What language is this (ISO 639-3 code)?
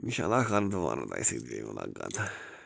kas